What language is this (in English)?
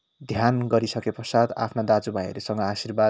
Nepali